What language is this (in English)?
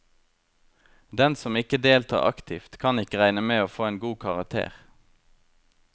Norwegian